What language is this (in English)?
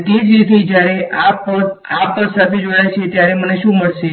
Gujarati